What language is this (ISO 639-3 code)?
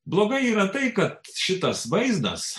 lit